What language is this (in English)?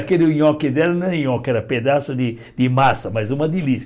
Portuguese